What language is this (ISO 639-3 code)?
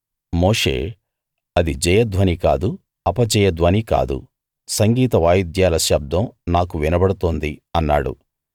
tel